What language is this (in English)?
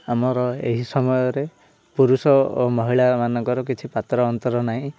Odia